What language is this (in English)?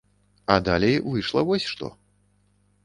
Belarusian